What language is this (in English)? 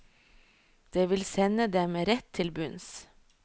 Norwegian